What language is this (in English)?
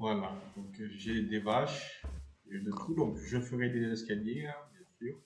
French